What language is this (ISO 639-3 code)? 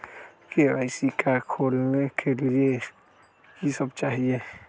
mag